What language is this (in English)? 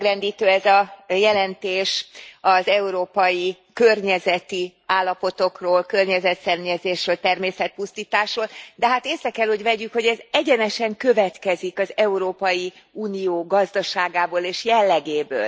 Hungarian